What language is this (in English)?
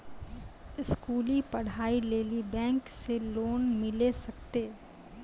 Maithili